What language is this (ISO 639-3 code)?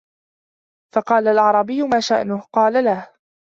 ara